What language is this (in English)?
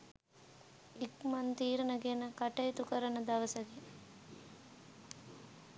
Sinhala